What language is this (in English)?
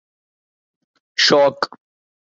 Urdu